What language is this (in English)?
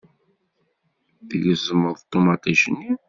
Kabyle